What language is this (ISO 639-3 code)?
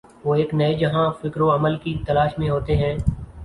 urd